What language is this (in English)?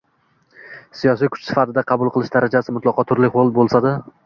Uzbek